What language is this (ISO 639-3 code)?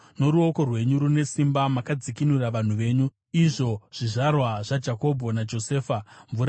sna